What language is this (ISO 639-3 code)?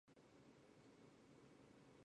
zho